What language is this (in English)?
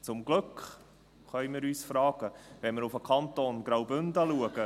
Swiss German